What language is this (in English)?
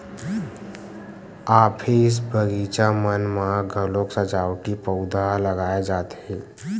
Chhattisgarhi